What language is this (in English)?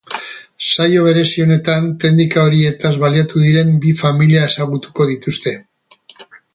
Basque